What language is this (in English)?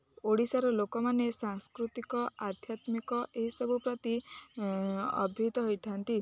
Odia